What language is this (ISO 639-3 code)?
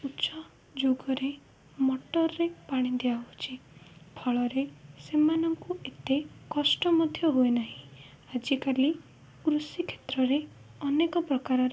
ori